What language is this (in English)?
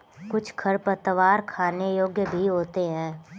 Hindi